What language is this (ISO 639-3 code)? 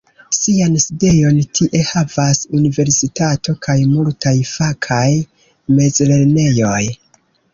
epo